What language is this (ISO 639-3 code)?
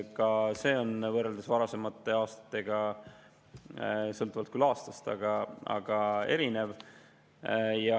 est